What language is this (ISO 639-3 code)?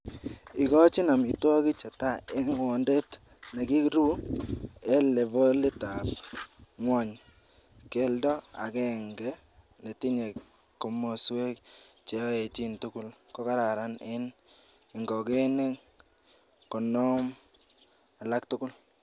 kln